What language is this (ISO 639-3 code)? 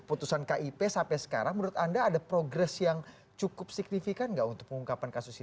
ind